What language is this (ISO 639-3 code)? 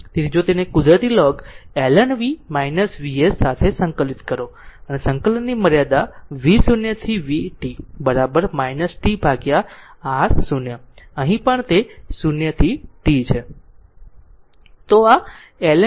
guj